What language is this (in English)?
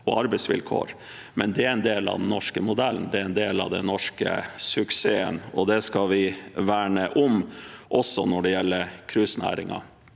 Norwegian